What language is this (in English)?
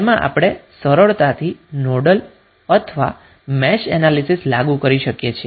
Gujarati